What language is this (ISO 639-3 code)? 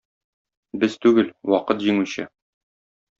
tat